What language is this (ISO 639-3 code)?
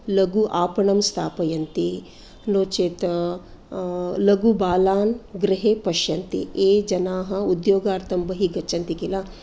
san